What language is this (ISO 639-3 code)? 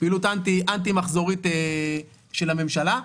heb